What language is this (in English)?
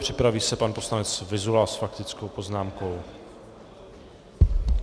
Czech